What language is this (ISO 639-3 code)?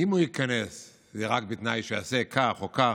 heb